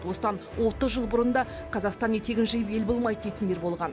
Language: Kazakh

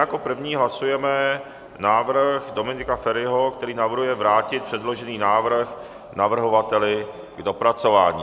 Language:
Czech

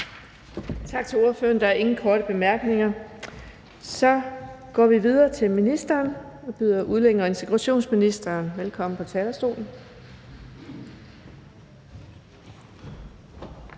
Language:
Danish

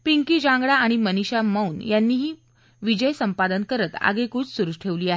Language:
Marathi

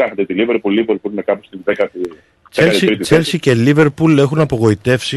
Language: Greek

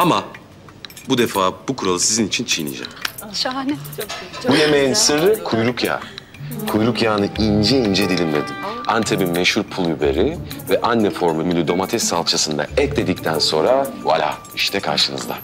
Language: Turkish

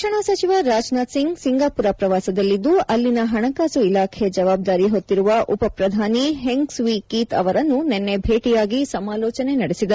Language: Kannada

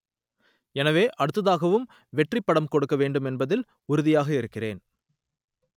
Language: Tamil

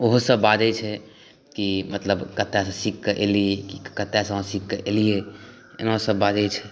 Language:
Maithili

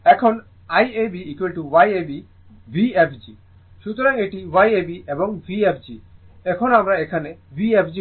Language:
Bangla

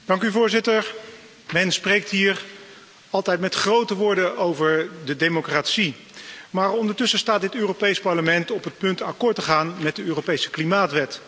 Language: Dutch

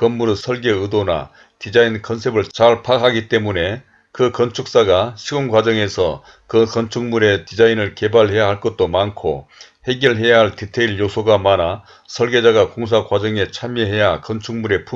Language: Korean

